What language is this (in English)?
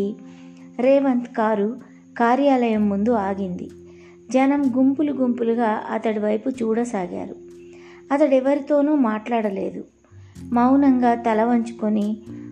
Telugu